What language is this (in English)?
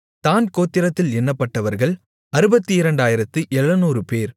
Tamil